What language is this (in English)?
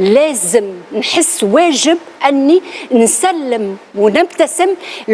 Arabic